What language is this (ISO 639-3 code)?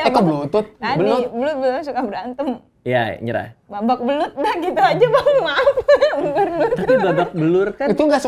ind